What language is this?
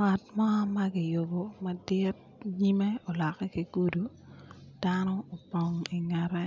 Acoli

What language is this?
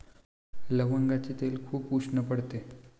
Marathi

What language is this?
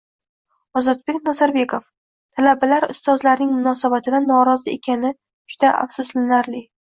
Uzbek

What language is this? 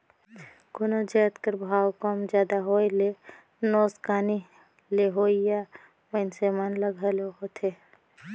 Chhattisgarhi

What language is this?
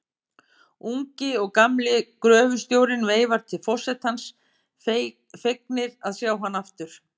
Icelandic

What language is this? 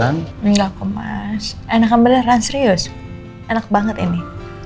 Indonesian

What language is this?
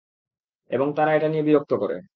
Bangla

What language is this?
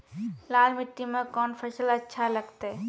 Maithili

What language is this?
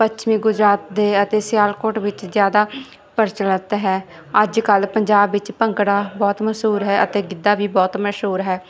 Punjabi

